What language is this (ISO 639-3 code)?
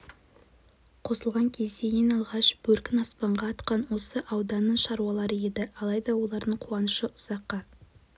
kaz